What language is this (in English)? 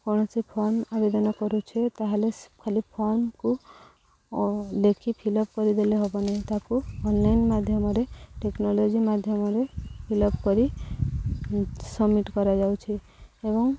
Odia